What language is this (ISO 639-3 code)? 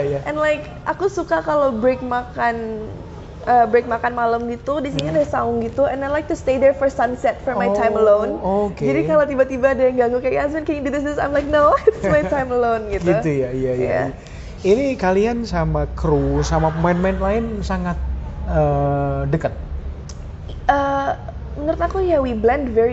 ind